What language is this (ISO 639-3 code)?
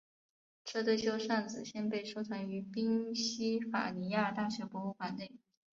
zho